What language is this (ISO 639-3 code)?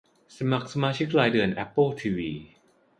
tha